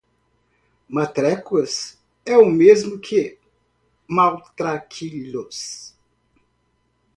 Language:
Portuguese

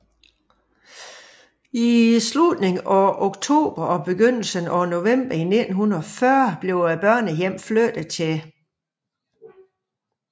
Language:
Danish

